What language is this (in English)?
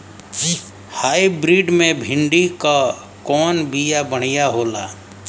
Bhojpuri